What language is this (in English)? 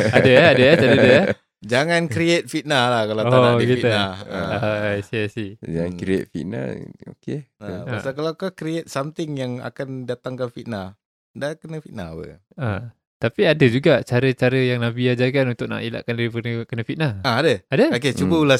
Malay